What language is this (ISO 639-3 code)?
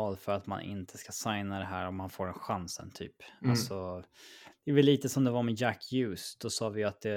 swe